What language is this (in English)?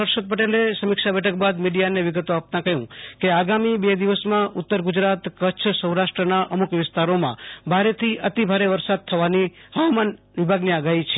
Gujarati